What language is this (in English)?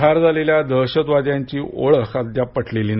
Marathi